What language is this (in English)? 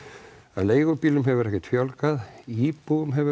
Icelandic